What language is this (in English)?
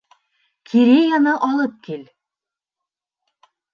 Bashkir